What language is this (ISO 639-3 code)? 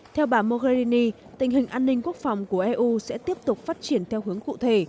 vie